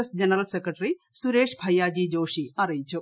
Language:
Malayalam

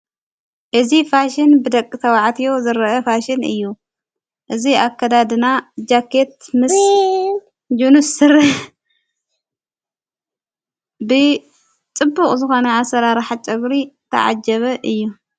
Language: Tigrinya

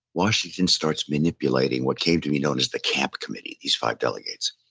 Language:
English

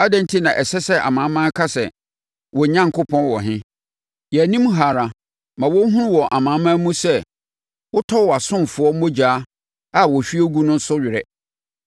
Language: Akan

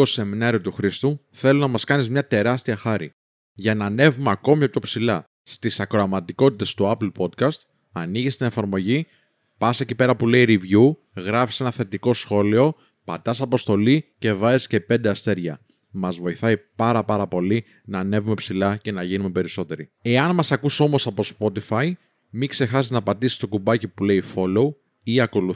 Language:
Greek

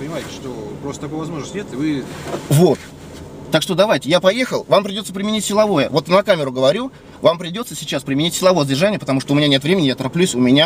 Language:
Russian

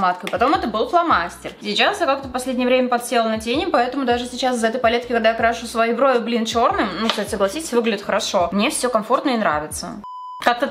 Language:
Russian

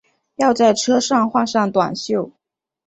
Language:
Chinese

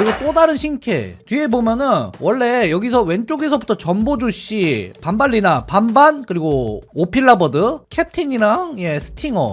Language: Korean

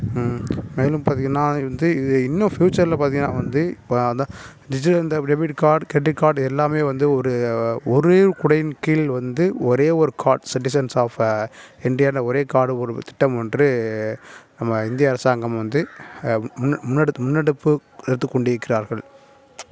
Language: Tamil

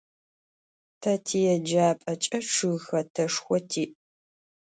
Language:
Adyghe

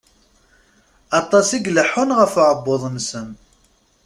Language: Kabyle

